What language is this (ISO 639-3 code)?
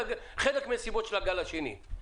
heb